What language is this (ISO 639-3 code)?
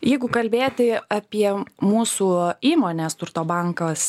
lit